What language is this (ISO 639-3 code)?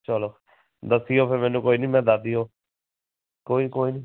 pan